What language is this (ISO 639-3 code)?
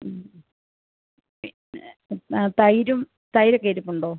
mal